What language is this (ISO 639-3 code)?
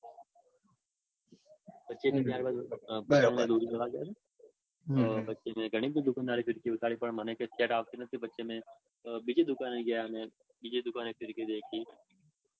guj